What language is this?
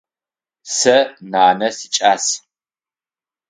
Adyghe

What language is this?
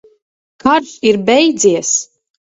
Latvian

